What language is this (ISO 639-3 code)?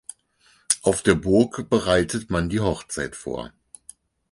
deu